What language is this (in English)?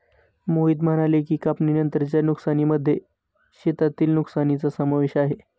Marathi